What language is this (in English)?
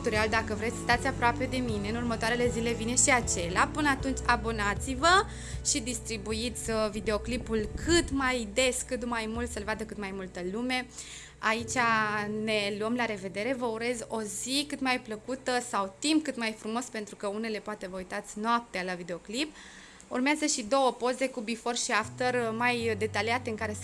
Romanian